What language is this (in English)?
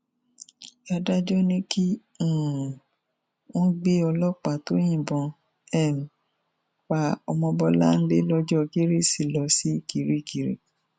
Yoruba